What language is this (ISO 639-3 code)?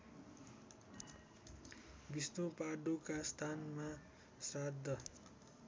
nep